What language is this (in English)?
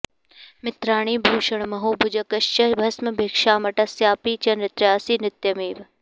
Sanskrit